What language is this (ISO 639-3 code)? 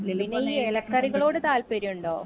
mal